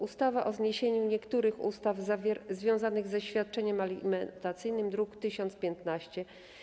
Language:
Polish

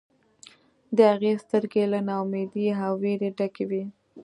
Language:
Pashto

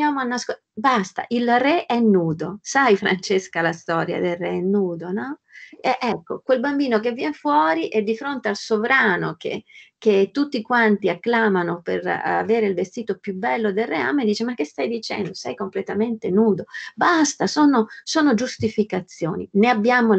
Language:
Italian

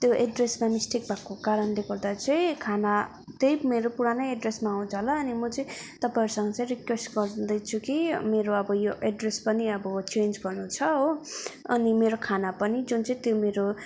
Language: Nepali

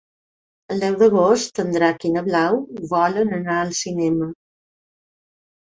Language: Catalan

